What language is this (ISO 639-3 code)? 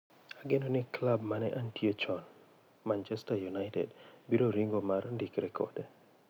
luo